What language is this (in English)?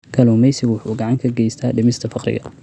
Somali